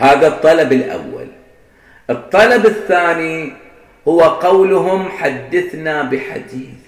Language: Arabic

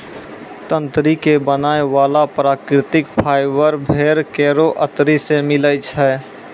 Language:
Maithili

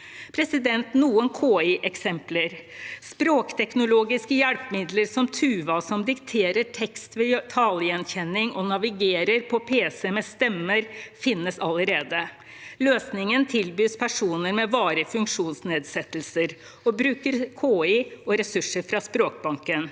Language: Norwegian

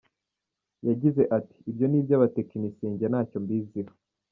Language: Kinyarwanda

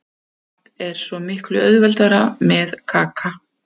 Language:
Icelandic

